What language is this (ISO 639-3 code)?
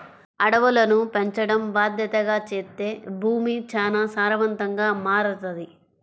tel